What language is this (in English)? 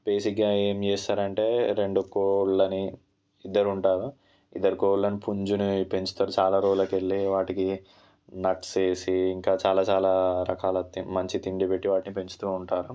Telugu